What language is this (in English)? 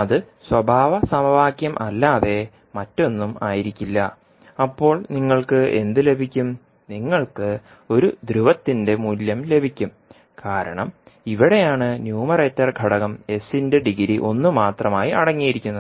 Malayalam